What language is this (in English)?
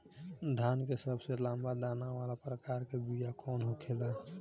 Bhojpuri